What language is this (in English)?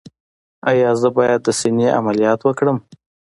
Pashto